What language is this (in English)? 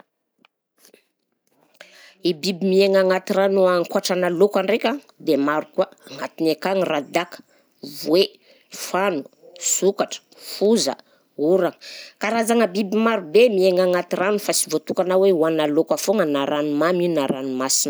Southern Betsimisaraka Malagasy